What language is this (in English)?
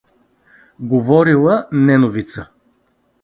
Bulgarian